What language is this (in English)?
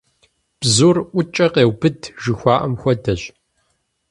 Kabardian